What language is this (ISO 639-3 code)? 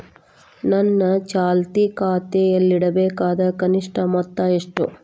kan